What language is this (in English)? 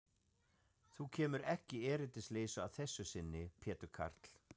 Icelandic